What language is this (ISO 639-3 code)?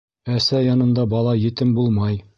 bak